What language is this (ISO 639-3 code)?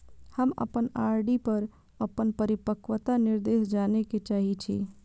mai